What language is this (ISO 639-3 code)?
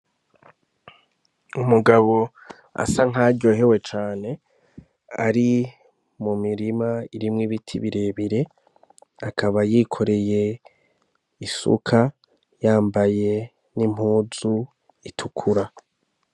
run